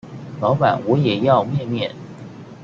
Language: Chinese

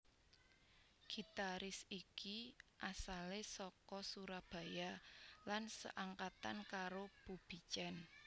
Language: Javanese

